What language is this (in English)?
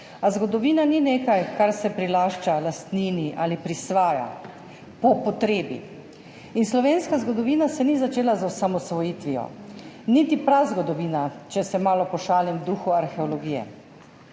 Slovenian